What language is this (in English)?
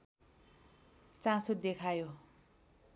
Nepali